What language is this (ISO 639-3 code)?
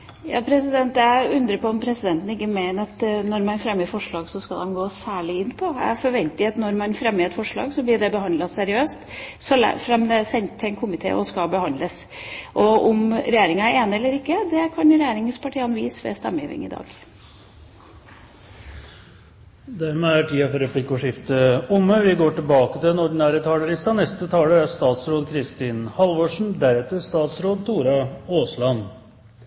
nor